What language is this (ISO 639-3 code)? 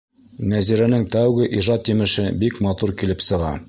bak